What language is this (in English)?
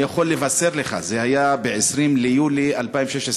Hebrew